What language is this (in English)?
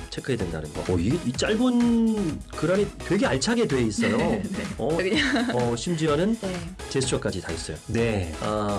Korean